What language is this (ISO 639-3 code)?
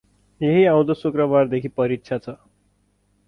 nep